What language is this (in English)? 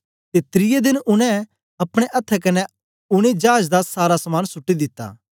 Dogri